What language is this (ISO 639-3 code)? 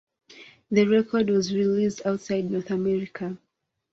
eng